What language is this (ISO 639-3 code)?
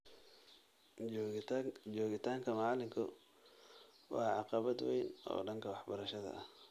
som